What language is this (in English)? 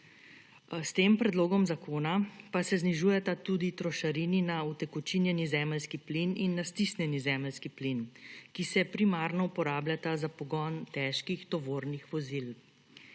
Slovenian